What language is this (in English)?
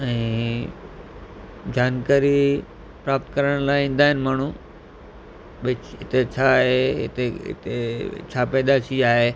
Sindhi